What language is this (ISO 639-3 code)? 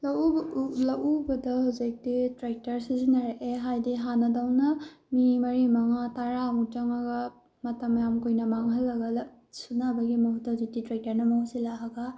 mni